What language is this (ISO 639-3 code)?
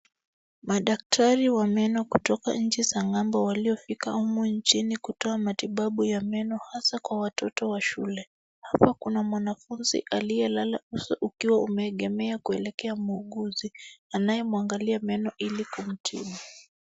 swa